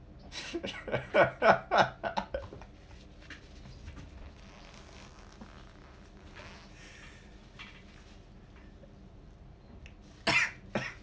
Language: English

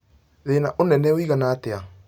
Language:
Kikuyu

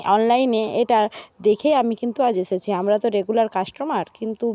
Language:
Bangla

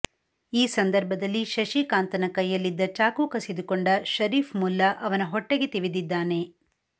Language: Kannada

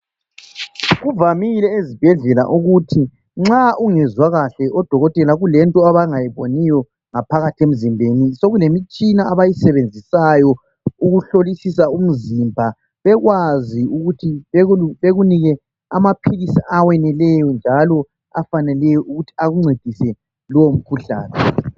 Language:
North Ndebele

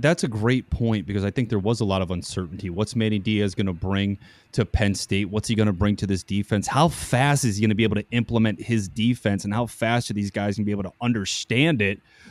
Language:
English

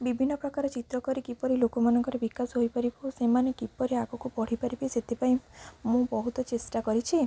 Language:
Odia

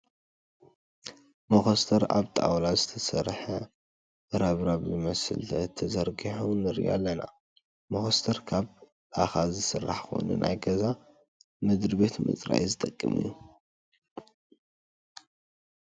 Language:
Tigrinya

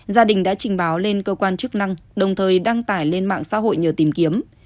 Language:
Vietnamese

